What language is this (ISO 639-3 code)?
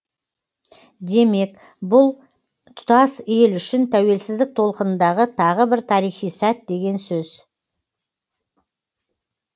kaz